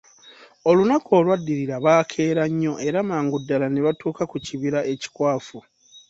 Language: Ganda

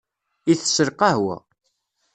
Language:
Kabyle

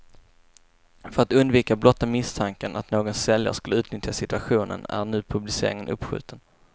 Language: Swedish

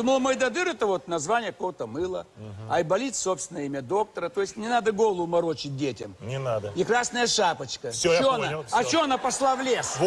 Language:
Russian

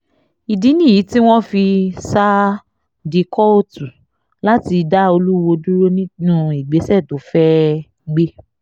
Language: Yoruba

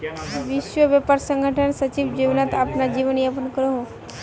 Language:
Magahi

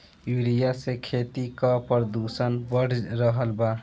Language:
Bhojpuri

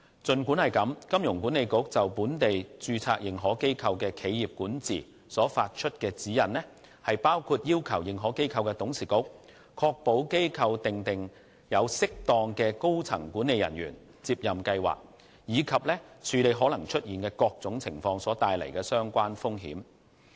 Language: Cantonese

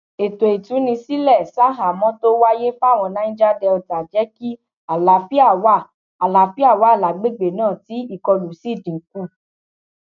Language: Yoruba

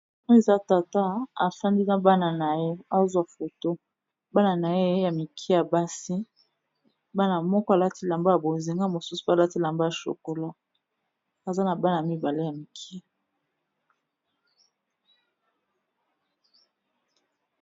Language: Lingala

